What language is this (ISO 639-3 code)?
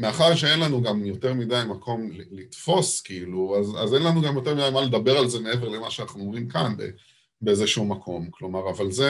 heb